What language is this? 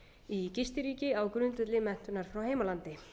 Icelandic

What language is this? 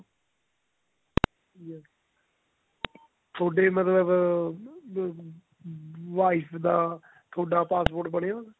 Punjabi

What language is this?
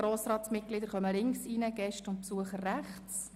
Swiss German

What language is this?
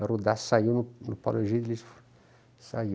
Portuguese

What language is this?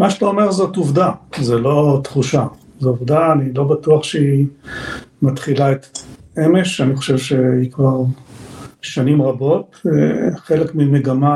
Hebrew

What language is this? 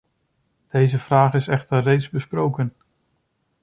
Dutch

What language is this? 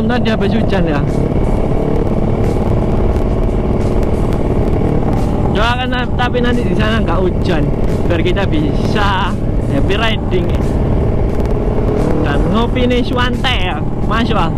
Indonesian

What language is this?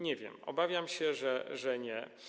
Polish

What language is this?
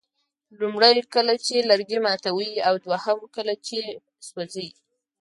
Pashto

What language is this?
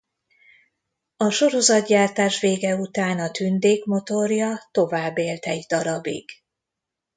Hungarian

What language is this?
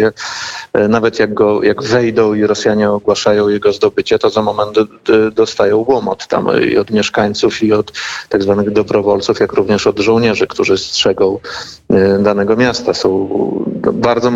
Polish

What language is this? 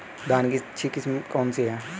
Hindi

